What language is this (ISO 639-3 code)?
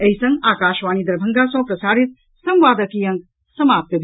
mai